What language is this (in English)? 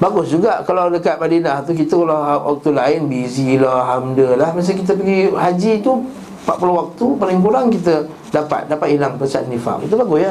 Malay